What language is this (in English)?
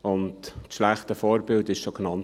Swiss German